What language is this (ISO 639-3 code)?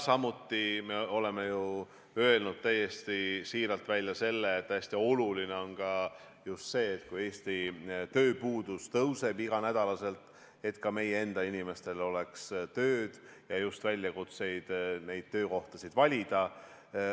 est